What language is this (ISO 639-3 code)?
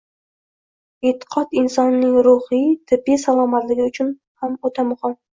uzb